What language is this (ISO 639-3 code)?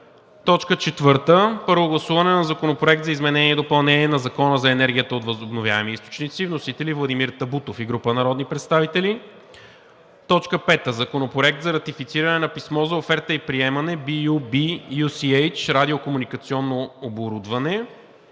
bul